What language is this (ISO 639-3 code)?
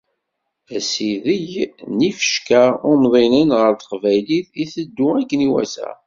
kab